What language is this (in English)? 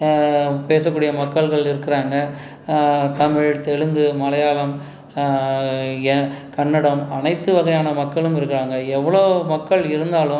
Tamil